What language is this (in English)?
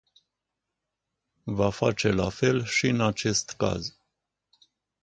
Romanian